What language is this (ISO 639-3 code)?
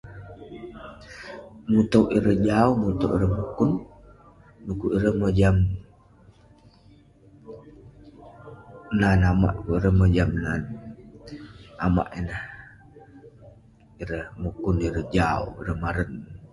pne